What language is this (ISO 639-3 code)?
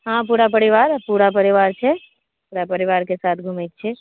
mai